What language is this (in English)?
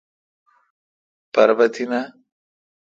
Kalkoti